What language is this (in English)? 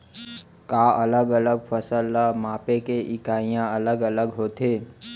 Chhattisgarhi